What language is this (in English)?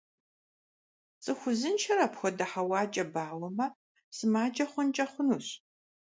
Kabardian